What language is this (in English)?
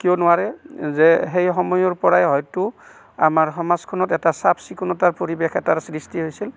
Assamese